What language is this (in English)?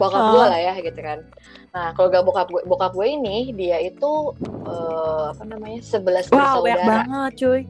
Indonesian